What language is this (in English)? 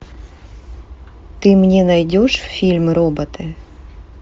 Russian